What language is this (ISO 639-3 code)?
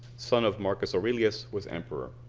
eng